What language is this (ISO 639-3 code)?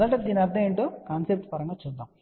tel